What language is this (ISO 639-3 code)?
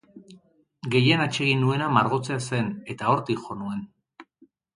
eus